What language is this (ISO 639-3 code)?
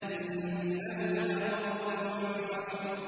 ara